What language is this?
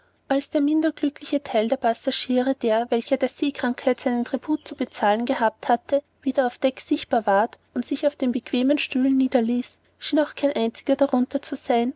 German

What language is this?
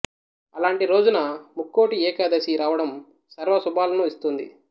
Telugu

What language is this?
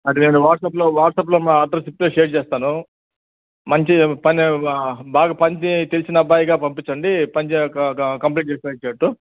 Telugu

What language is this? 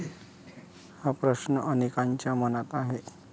Marathi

